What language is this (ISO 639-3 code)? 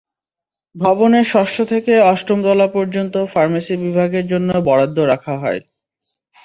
ben